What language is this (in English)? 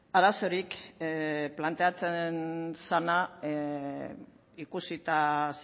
Basque